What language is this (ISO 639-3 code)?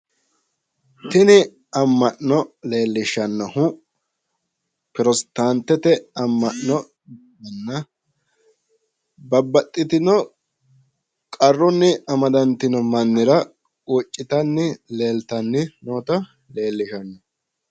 sid